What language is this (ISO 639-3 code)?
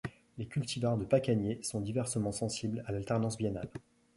fra